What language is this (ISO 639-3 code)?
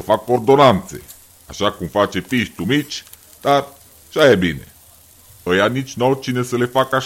ron